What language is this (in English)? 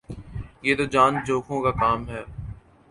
Urdu